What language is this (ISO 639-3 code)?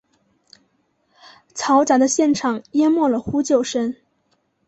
zho